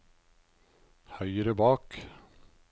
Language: Norwegian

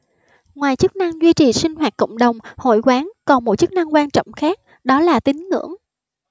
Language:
Vietnamese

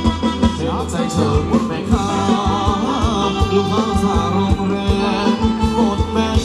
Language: Thai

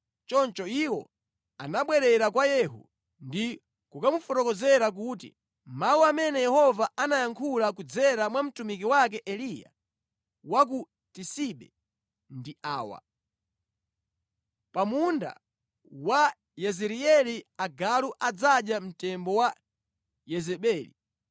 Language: Nyanja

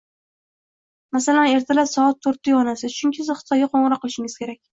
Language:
Uzbek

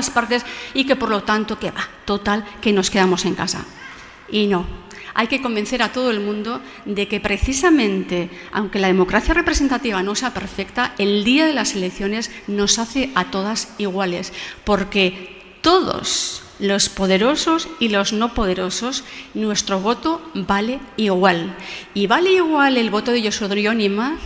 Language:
Spanish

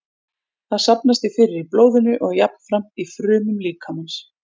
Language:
Icelandic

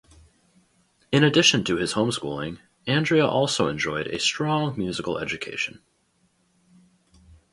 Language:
English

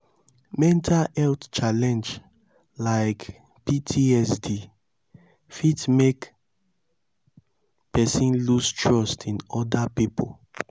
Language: Nigerian Pidgin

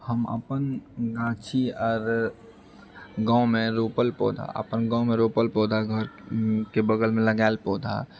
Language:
Maithili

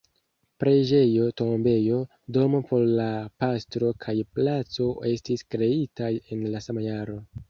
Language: Esperanto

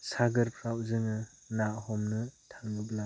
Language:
Bodo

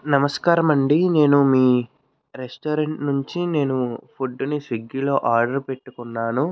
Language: Telugu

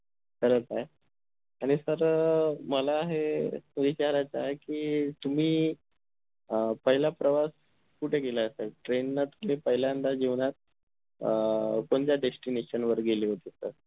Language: Marathi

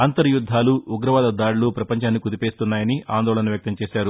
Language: Telugu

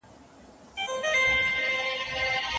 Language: Pashto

